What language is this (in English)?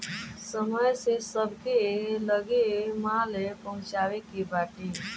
Bhojpuri